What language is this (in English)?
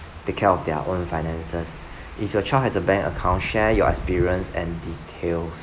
English